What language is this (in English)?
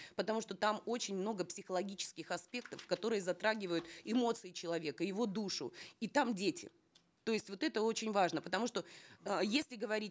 Kazakh